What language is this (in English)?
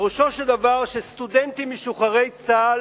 Hebrew